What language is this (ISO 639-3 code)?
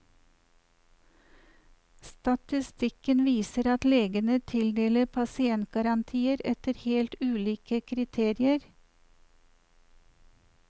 nor